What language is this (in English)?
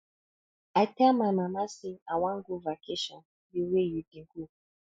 Nigerian Pidgin